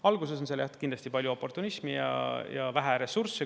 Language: Estonian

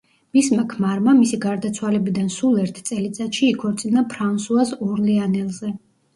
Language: Georgian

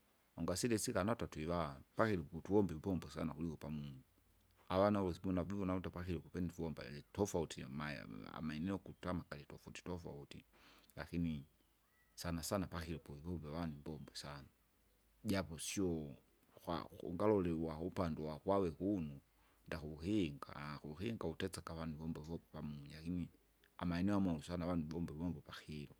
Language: Kinga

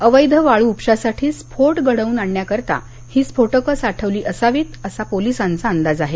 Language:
Marathi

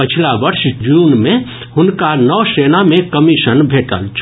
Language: Maithili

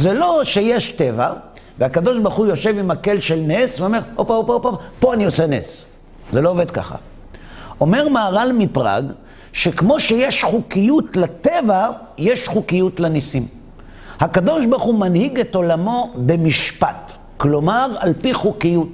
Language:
Hebrew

